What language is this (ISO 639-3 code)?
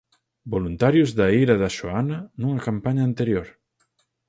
glg